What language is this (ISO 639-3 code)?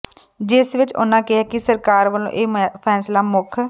pan